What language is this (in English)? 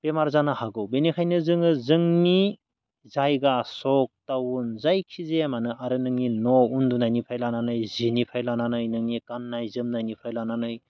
Bodo